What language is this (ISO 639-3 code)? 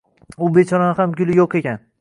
uzb